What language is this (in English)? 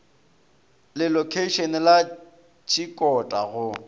Northern Sotho